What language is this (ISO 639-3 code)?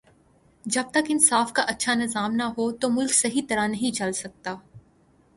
urd